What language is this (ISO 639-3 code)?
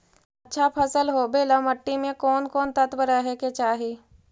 mag